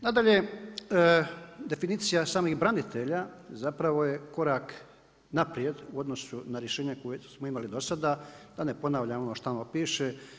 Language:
Croatian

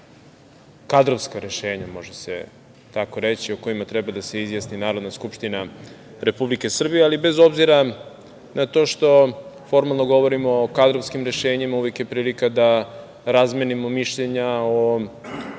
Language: Serbian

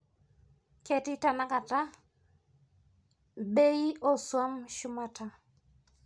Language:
Masai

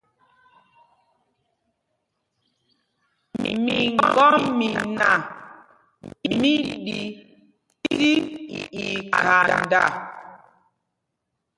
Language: Mpumpong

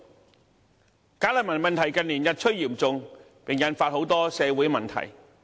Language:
Cantonese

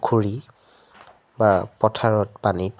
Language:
Assamese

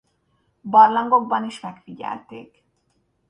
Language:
Hungarian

